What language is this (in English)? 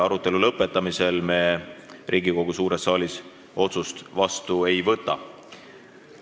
Estonian